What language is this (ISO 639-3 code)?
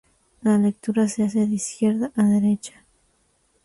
spa